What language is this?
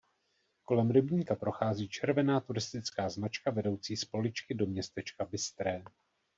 Czech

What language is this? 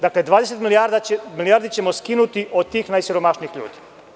Serbian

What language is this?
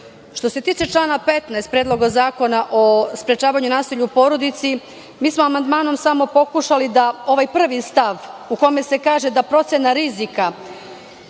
Serbian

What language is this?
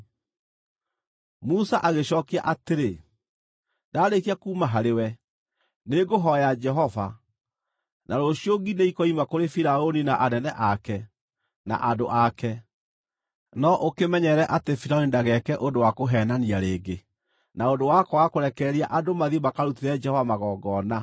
Kikuyu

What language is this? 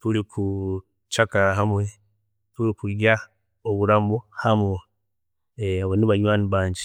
Chiga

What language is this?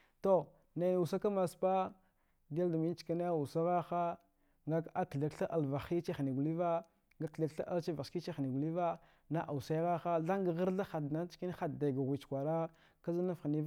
Dghwede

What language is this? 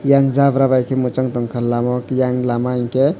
Kok Borok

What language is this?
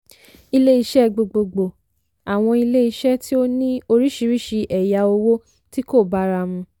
Yoruba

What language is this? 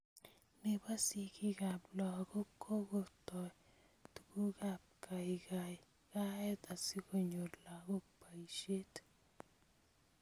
Kalenjin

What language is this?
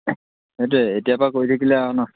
Assamese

